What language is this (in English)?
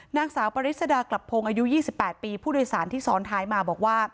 Thai